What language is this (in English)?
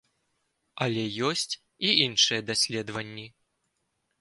Belarusian